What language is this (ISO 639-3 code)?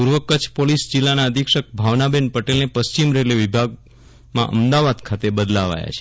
guj